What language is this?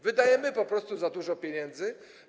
Polish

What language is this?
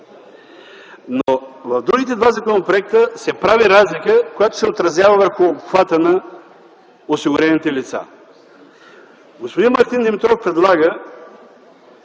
Bulgarian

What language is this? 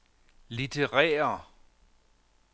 Danish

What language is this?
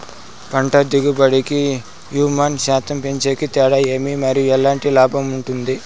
Telugu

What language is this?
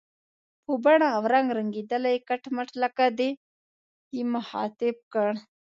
Pashto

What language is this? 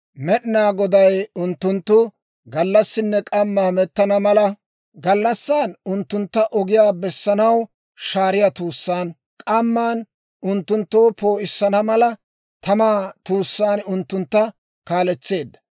Dawro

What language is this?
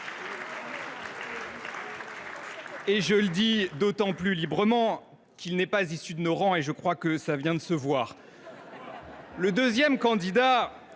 French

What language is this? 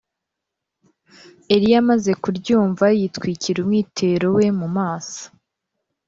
Kinyarwanda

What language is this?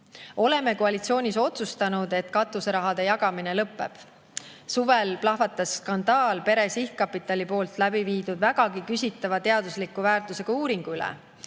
Estonian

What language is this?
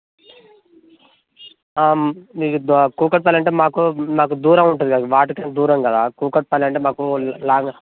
Telugu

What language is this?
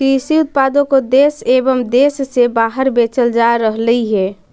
Magahi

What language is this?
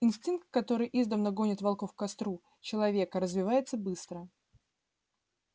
Russian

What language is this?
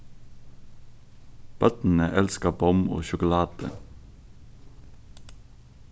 Faroese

